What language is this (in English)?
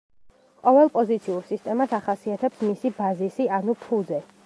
Georgian